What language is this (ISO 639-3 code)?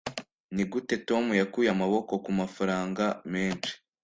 kin